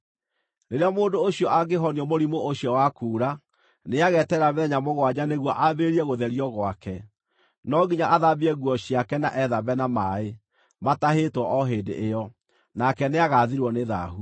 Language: Kikuyu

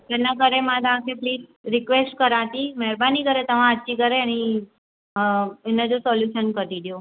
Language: Sindhi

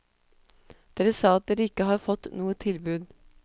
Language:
Norwegian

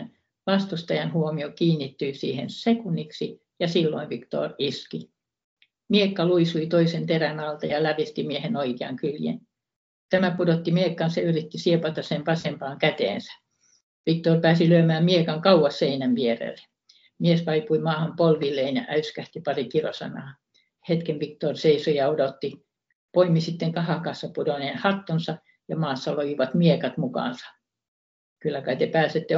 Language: Finnish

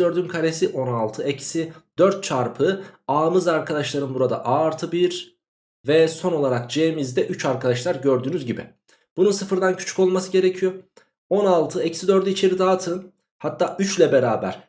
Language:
Turkish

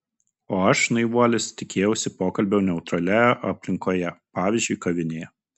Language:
Lithuanian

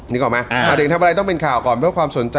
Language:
Thai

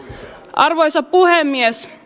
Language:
Finnish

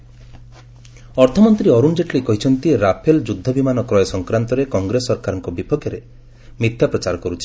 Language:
Odia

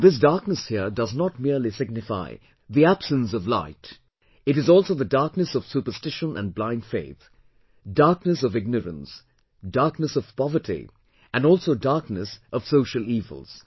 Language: English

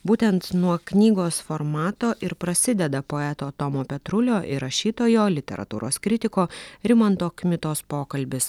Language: Lithuanian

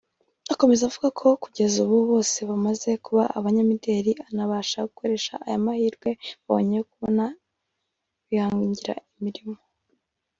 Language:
Kinyarwanda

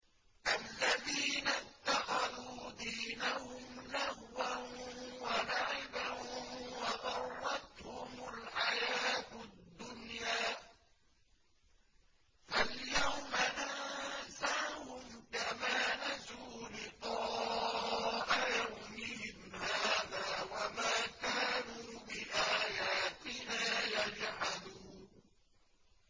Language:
Arabic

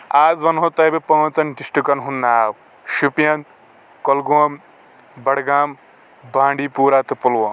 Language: Kashmiri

